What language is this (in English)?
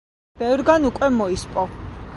Georgian